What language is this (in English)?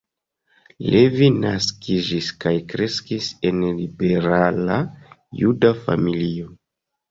Esperanto